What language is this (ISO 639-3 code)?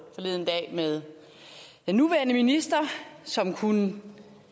dan